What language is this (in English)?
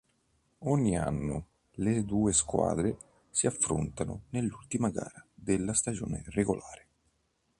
Italian